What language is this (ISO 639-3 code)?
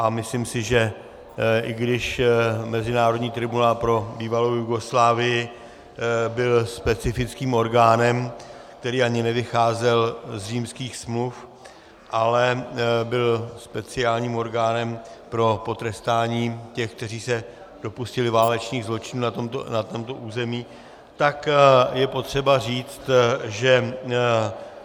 ces